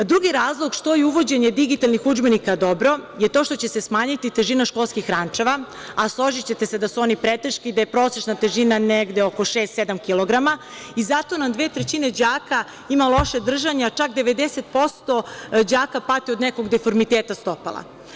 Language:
Serbian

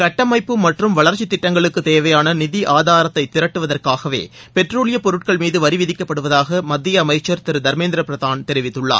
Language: Tamil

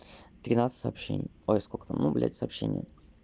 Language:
Russian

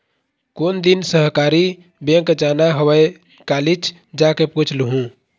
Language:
Chhattisgarhi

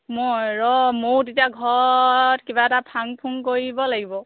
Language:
Assamese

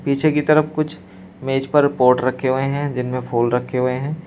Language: Hindi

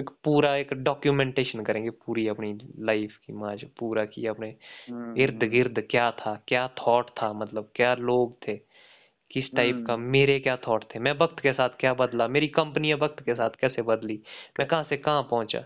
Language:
Hindi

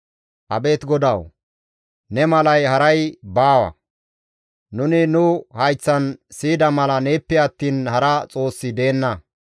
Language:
Gamo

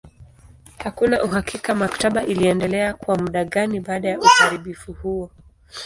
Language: Swahili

